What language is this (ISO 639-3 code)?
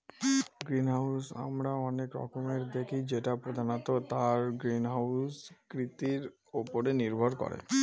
ben